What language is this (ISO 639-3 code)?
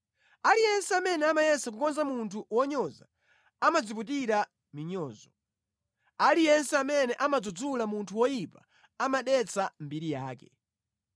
nya